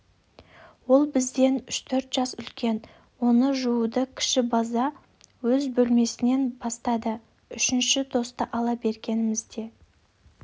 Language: Kazakh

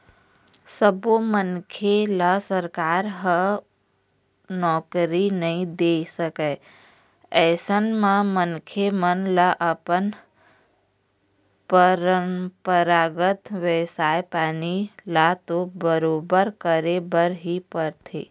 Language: Chhattisgarhi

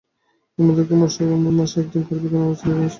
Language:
Bangla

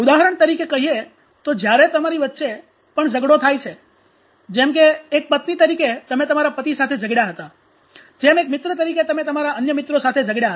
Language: Gujarati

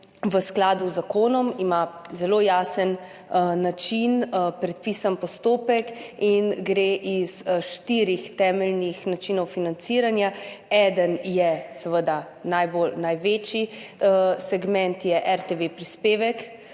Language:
Slovenian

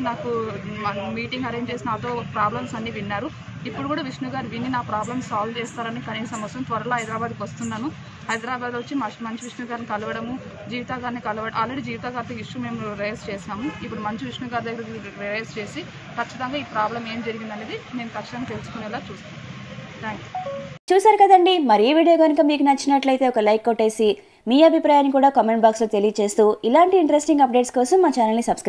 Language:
Hindi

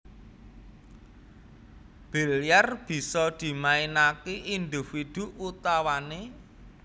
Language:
Javanese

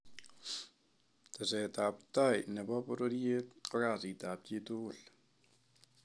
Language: Kalenjin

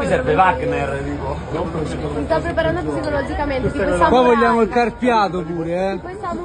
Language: Italian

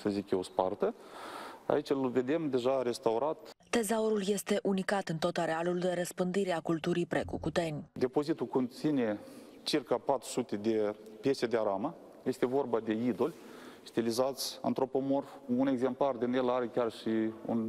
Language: Romanian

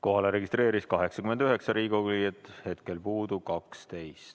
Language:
Estonian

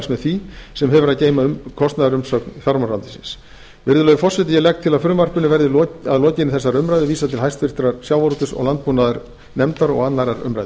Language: Icelandic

